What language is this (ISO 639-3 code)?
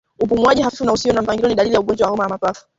swa